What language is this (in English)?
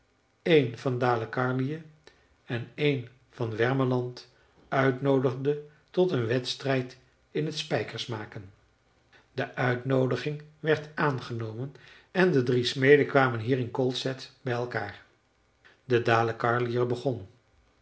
Dutch